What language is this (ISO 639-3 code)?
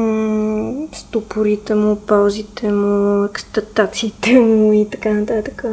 bul